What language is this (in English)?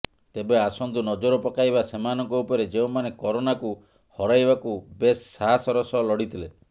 Odia